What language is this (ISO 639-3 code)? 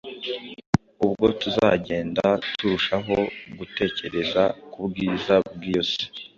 kin